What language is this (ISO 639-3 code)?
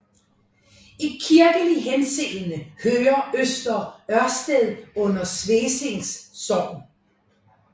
dan